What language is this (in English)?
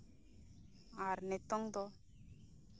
Santali